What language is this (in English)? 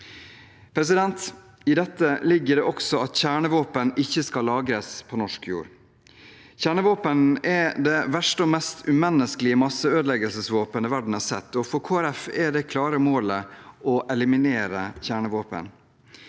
Norwegian